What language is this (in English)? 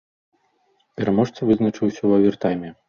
Belarusian